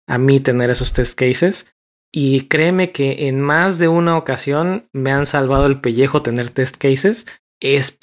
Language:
Spanish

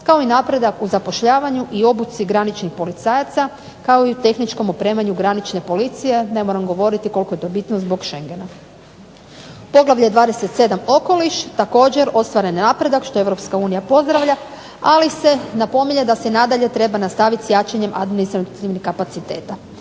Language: Croatian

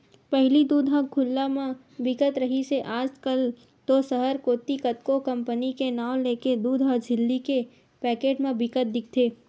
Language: Chhattisgarhi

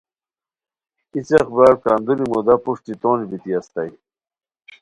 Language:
Khowar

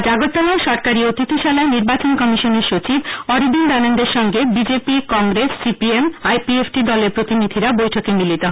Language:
Bangla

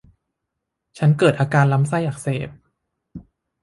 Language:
Thai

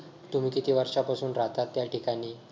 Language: Marathi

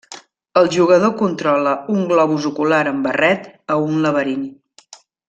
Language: Catalan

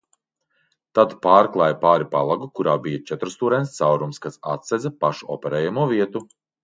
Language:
Latvian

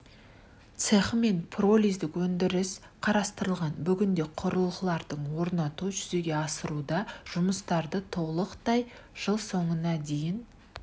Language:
Kazakh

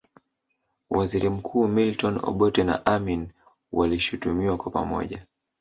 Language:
Swahili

